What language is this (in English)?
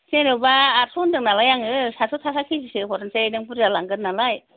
Bodo